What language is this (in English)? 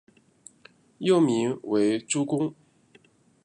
Chinese